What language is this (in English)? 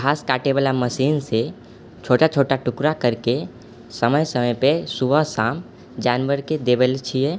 Maithili